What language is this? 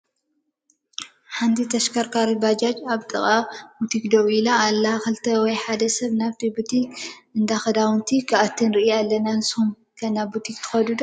Tigrinya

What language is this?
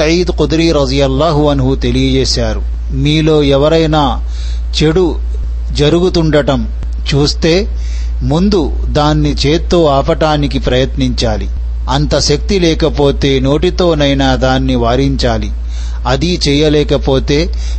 Telugu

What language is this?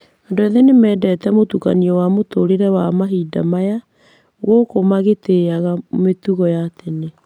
Kikuyu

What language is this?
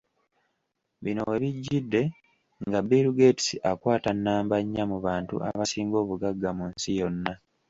Ganda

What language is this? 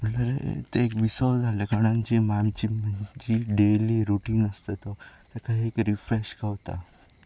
Konkani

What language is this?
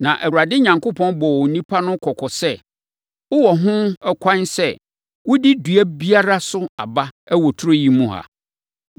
Akan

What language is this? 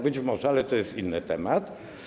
Polish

